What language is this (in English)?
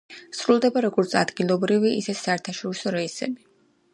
Georgian